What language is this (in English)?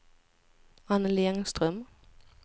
Swedish